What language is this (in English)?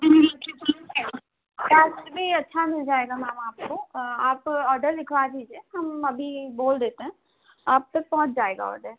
Hindi